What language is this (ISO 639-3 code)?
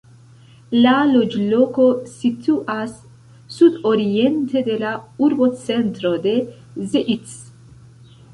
epo